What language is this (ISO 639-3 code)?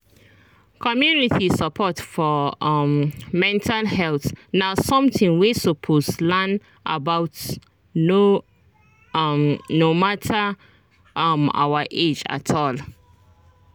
pcm